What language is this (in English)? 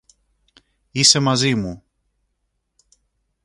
Greek